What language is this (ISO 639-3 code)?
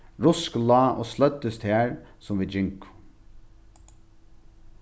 fao